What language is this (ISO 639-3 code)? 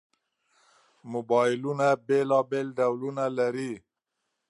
pus